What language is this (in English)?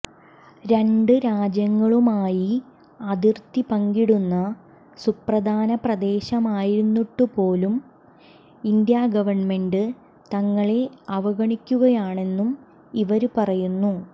Malayalam